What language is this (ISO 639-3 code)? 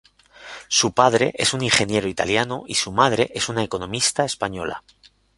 spa